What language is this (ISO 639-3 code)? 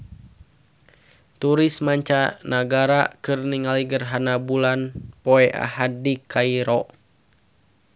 sun